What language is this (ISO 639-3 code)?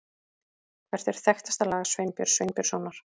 isl